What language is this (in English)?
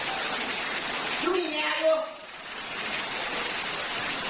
Thai